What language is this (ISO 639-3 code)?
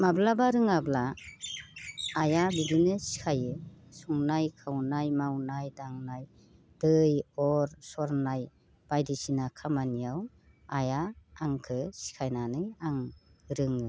brx